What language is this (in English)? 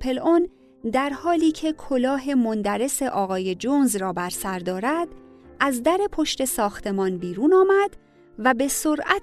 Persian